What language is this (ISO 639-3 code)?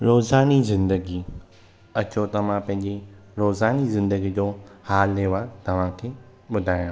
snd